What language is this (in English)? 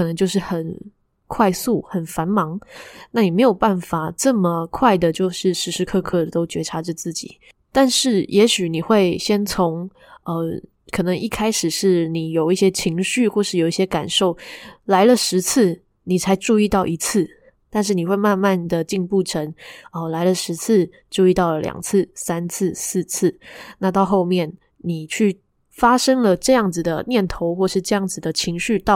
Chinese